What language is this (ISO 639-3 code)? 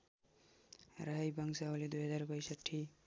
nep